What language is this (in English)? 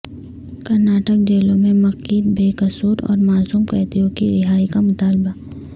Urdu